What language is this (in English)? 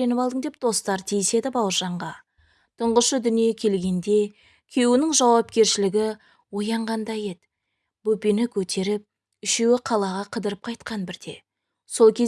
Turkish